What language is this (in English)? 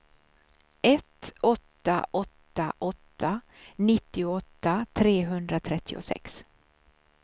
Swedish